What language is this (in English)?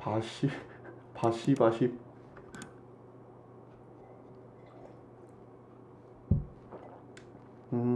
Korean